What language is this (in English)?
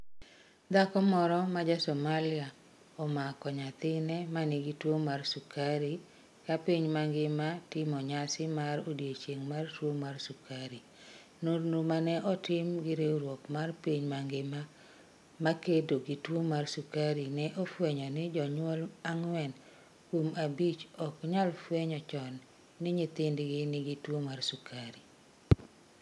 Luo (Kenya and Tanzania)